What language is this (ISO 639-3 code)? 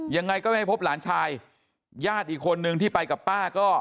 tha